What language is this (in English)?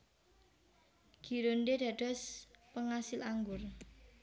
Javanese